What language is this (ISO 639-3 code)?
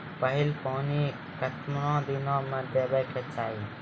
mai